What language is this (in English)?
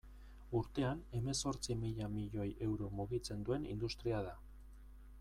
Basque